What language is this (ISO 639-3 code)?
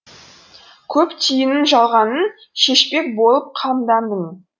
kaz